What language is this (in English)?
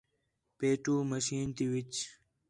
Khetrani